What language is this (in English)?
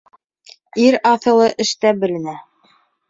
Bashkir